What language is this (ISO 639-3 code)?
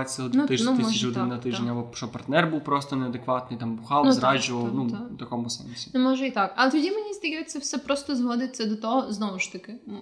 ukr